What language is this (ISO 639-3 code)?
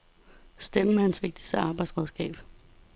dan